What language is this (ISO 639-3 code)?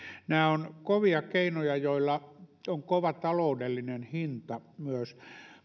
fin